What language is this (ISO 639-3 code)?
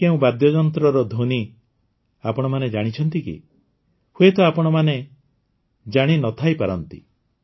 ori